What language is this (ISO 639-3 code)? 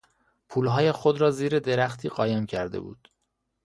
fas